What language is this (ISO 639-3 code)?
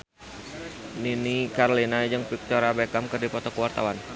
sun